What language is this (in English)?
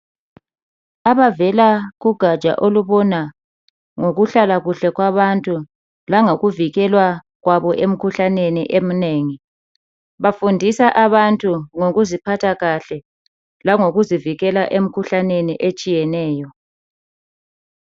North Ndebele